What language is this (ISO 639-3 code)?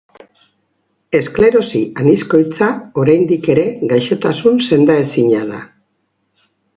eus